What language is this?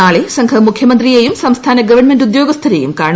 Malayalam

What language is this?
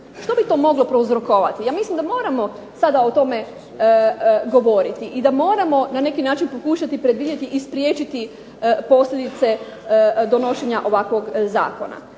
Croatian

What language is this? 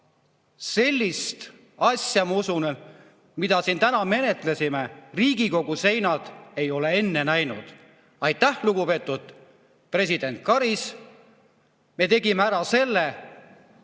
Estonian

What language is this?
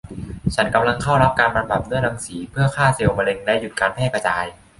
Thai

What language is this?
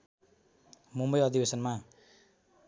Nepali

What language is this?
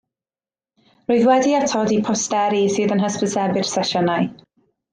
Welsh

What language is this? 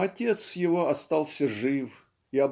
Russian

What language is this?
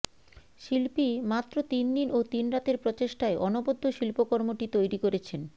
Bangla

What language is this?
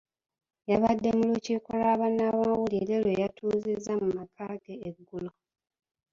Ganda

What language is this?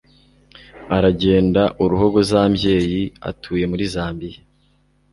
Kinyarwanda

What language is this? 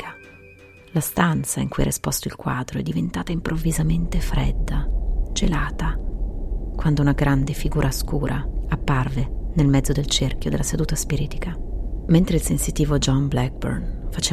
Italian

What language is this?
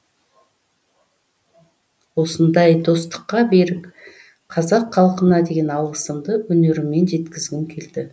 Kazakh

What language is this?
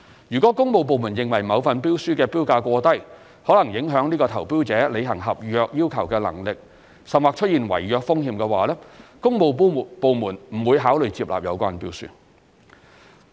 Cantonese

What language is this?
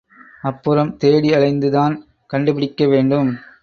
Tamil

